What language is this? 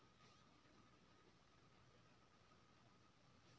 Maithili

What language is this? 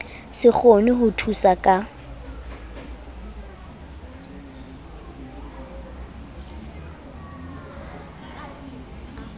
Southern Sotho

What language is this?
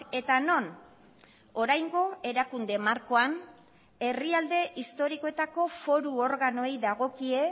Basque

